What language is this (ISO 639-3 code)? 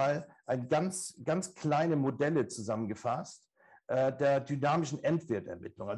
deu